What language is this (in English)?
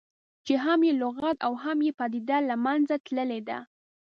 Pashto